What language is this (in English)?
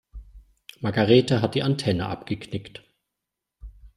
German